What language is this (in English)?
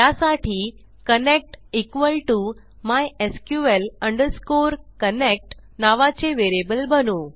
Marathi